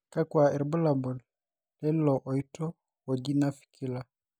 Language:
Masai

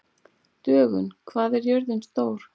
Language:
Icelandic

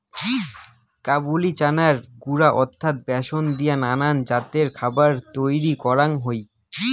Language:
Bangla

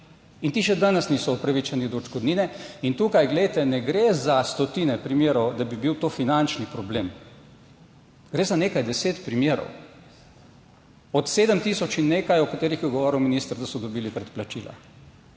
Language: Slovenian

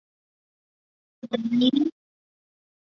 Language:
Chinese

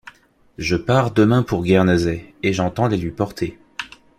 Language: French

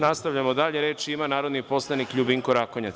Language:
Serbian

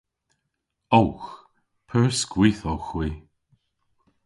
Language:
Cornish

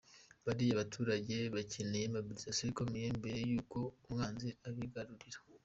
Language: Kinyarwanda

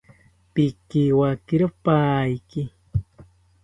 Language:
South Ucayali Ashéninka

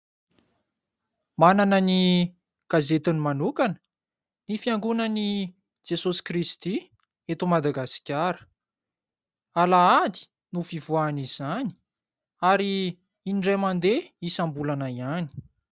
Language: Malagasy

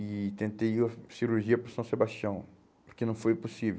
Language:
Portuguese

